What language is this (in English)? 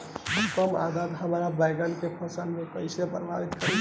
Bhojpuri